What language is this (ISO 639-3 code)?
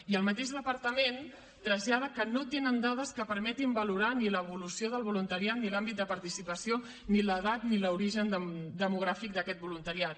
cat